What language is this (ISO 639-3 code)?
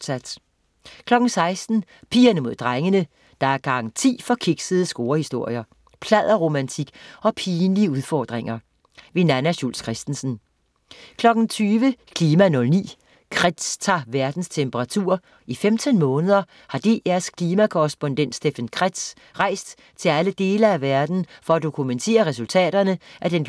dan